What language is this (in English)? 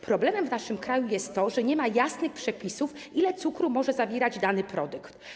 Polish